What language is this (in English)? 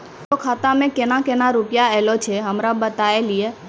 Maithili